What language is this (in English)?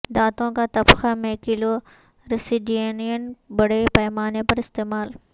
Urdu